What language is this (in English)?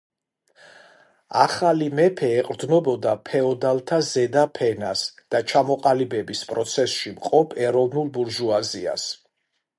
Georgian